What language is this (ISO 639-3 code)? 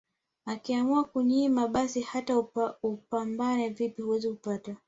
swa